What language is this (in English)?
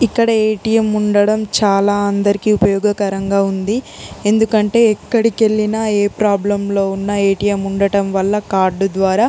Telugu